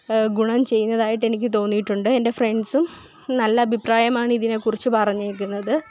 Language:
Malayalam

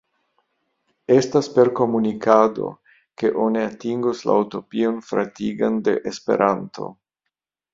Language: Esperanto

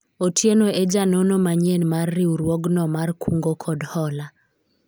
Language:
Luo (Kenya and Tanzania)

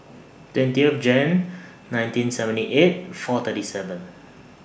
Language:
English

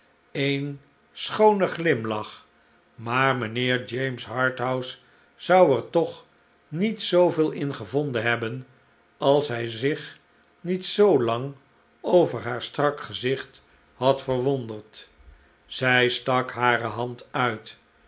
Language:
Dutch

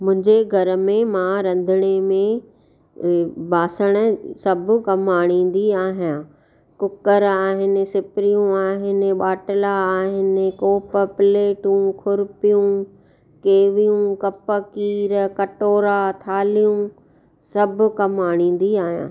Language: Sindhi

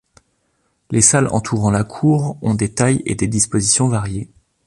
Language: French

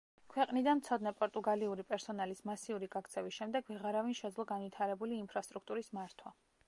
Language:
Georgian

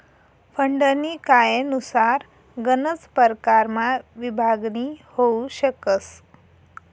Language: Marathi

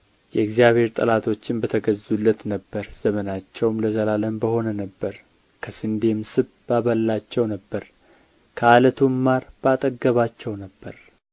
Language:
Amharic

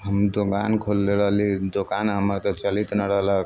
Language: Maithili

